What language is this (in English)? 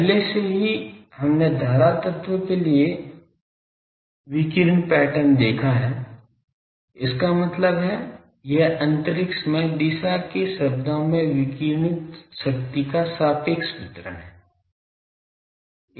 Hindi